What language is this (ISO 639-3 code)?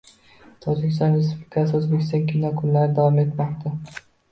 uzb